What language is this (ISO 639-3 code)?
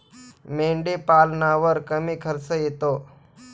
mar